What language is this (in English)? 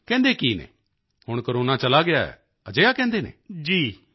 Punjabi